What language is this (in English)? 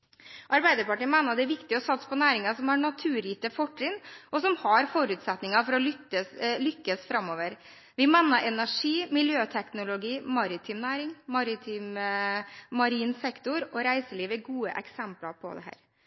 Norwegian Bokmål